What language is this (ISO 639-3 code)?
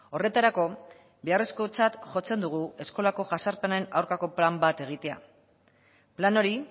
eus